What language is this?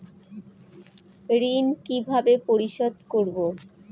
Bangla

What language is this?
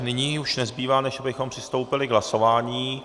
Czech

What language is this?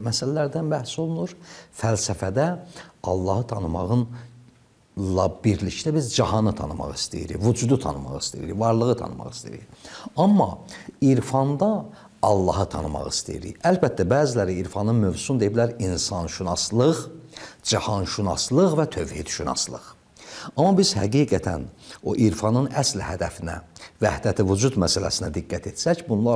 Turkish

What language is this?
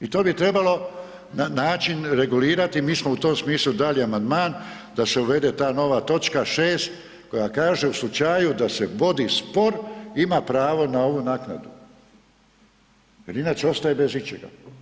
Croatian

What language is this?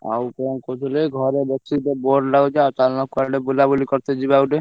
Odia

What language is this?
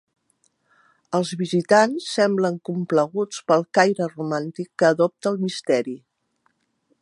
Catalan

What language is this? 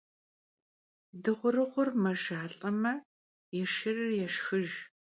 Kabardian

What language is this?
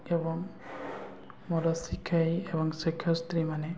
Odia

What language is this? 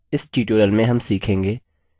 Hindi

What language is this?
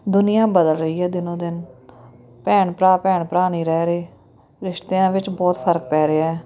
Punjabi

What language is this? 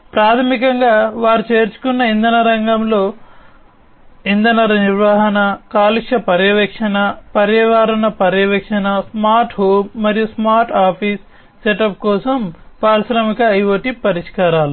Telugu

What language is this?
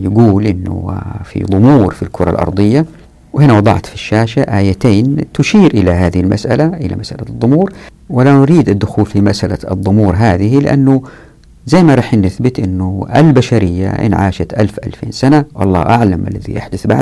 Arabic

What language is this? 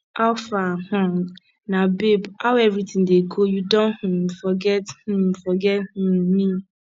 Nigerian Pidgin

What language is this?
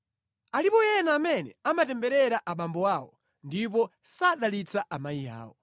Nyanja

